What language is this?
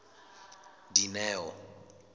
Southern Sotho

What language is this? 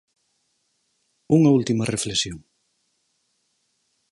Galician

